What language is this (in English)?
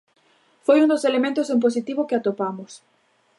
Galician